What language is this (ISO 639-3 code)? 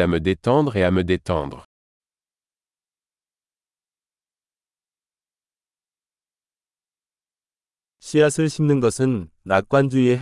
kor